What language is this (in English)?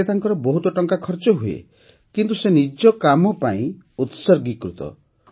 Odia